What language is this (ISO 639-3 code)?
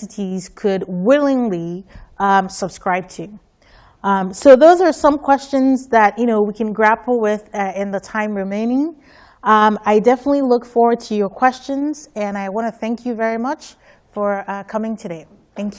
eng